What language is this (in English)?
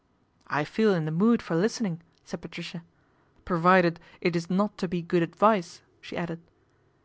English